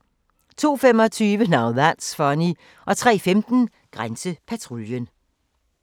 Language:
Danish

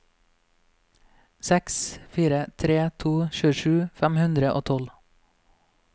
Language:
Norwegian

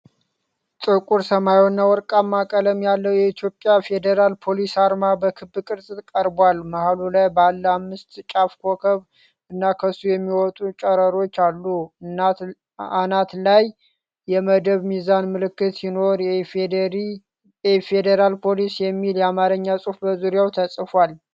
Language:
Amharic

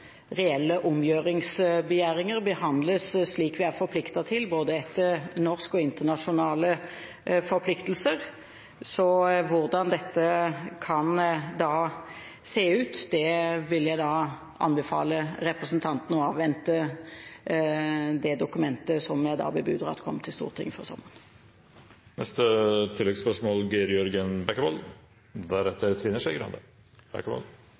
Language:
Norwegian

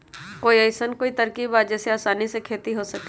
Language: Magahi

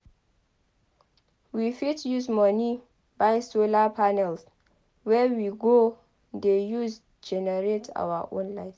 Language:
Nigerian Pidgin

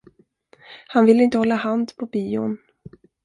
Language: Swedish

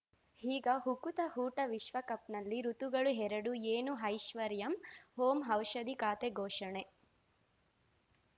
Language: Kannada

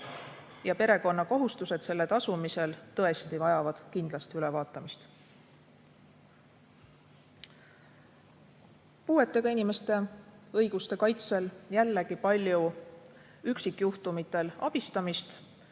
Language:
Estonian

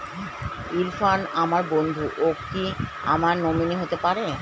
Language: Bangla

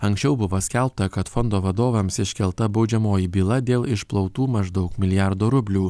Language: Lithuanian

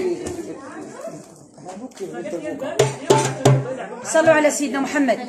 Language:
Arabic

